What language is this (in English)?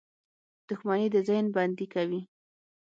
Pashto